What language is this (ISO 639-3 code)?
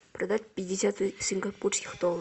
rus